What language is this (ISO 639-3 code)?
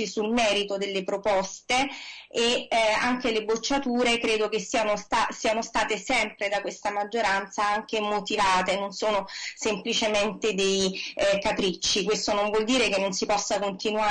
ita